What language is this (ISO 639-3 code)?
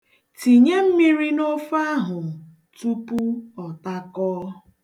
ibo